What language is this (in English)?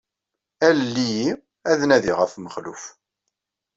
Kabyle